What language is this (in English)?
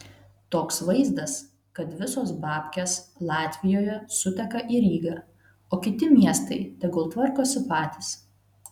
Lithuanian